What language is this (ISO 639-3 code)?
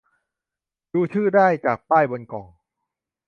tha